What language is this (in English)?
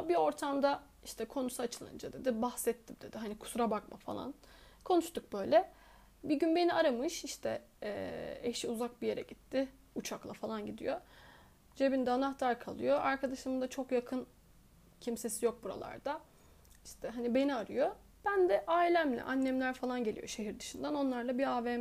Turkish